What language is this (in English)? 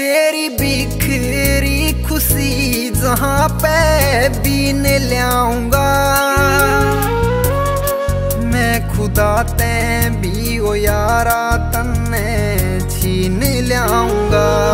Hindi